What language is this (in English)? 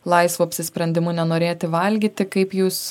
Lithuanian